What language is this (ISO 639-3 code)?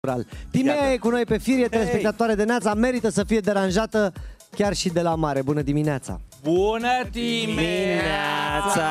ron